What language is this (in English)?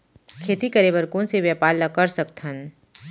Chhattisgarhi